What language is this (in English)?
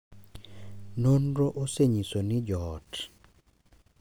Luo (Kenya and Tanzania)